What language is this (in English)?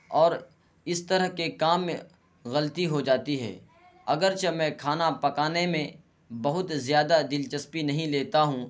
Urdu